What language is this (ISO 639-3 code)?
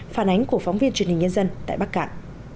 vie